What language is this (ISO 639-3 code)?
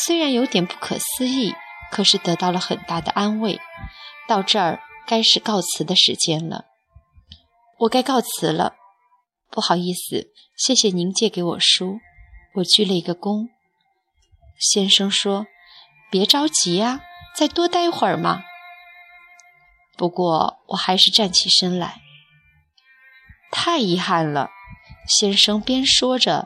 zho